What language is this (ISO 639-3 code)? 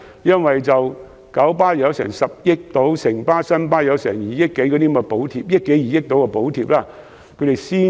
yue